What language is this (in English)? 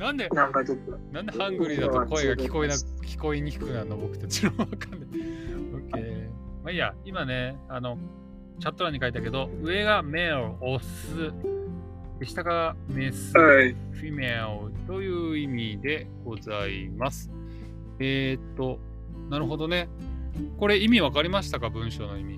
Japanese